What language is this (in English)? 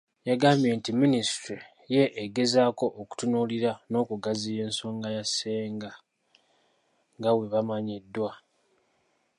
Ganda